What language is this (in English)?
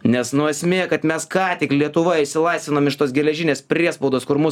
Lithuanian